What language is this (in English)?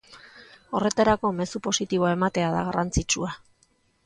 Basque